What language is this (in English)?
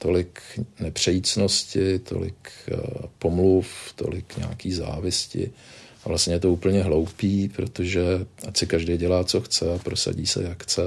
Czech